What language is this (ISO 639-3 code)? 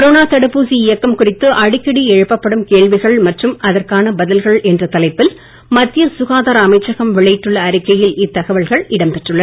tam